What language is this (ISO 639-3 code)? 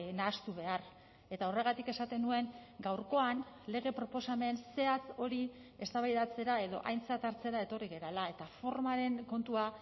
eus